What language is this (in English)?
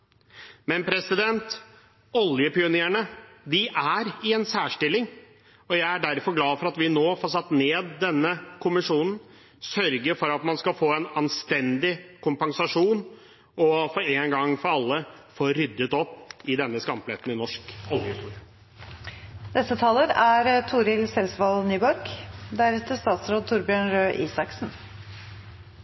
Norwegian